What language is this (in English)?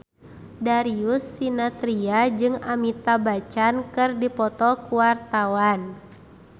Sundanese